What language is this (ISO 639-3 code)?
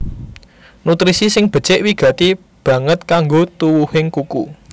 jav